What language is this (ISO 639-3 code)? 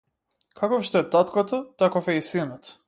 mkd